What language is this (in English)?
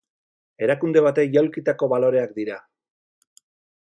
Basque